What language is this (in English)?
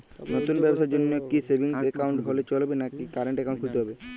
Bangla